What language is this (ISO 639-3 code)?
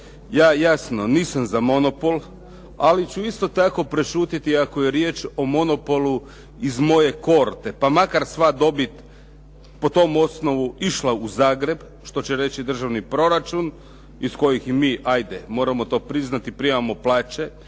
hrv